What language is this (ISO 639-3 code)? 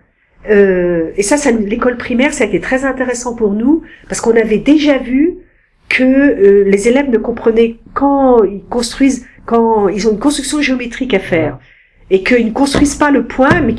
fra